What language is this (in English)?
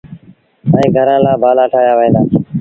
Sindhi Bhil